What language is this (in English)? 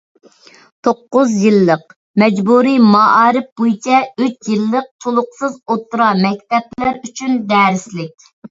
Uyghur